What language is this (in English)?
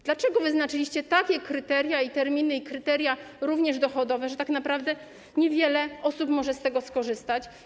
Polish